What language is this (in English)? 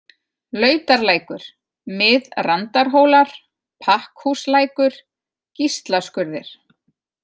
Icelandic